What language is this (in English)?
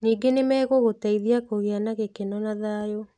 Kikuyu